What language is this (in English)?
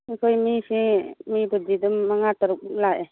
Manipuri